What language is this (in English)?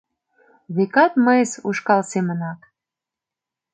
Mari